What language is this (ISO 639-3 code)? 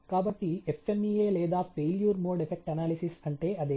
tel